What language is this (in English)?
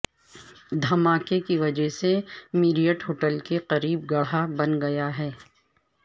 Urdu